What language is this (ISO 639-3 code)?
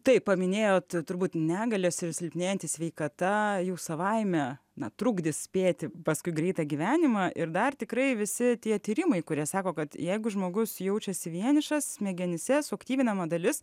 lit